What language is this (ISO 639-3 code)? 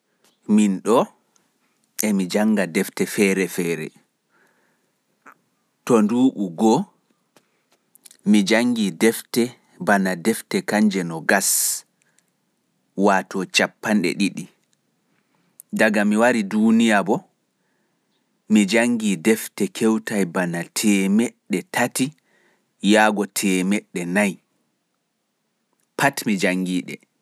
ful